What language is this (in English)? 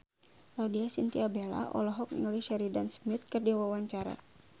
Sundanese